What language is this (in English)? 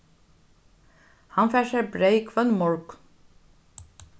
Faroese